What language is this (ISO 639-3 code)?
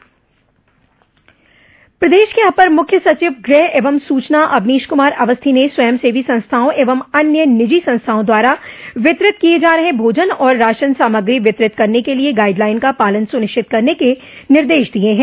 hin